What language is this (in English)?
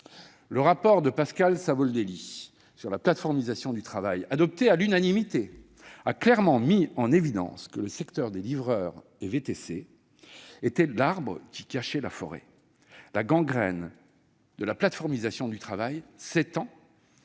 French